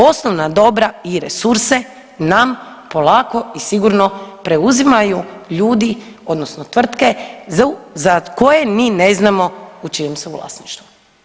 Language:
Croatian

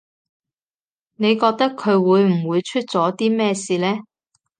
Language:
Cantonese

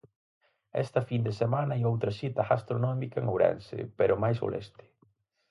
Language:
Galician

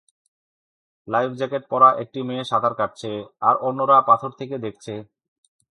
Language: Bangla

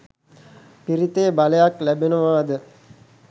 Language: Sinhala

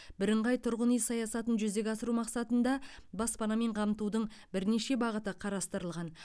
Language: Kazakh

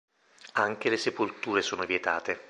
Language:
Italian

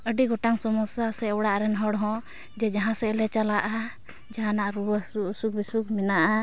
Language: Santali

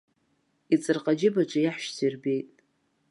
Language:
Abkhazian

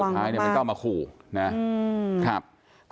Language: Thai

